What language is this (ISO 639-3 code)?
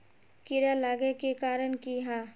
mag